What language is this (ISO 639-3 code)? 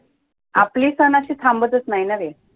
mar